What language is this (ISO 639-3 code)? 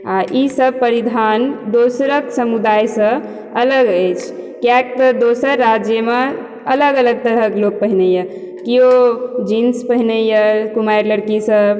mai